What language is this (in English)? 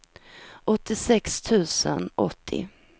Swedish